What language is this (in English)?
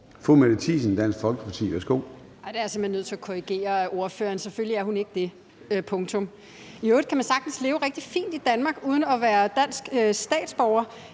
Danish